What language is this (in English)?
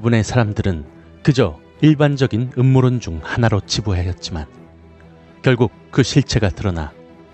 Korean